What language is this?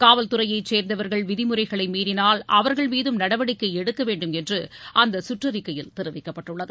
Tamil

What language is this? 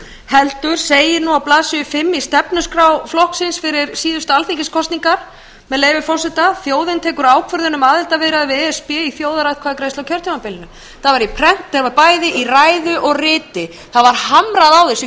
Icelandic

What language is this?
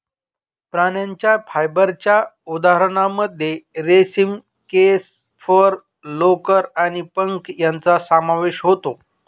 Marathi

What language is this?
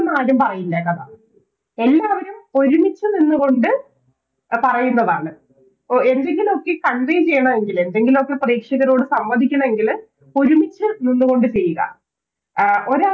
Malayalam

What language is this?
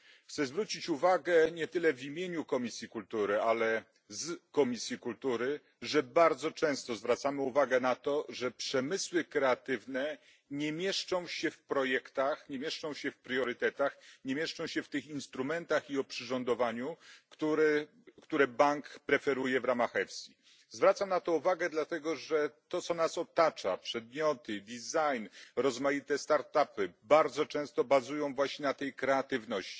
Polish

